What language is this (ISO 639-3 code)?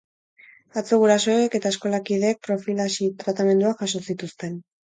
eus